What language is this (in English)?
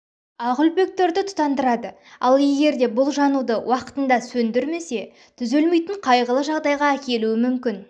Kazakh